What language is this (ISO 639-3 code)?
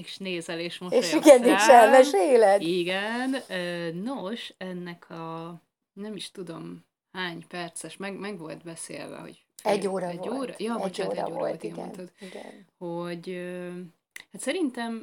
hun